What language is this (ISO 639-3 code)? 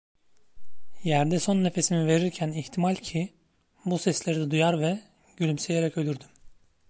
tur